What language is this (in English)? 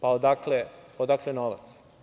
Serbian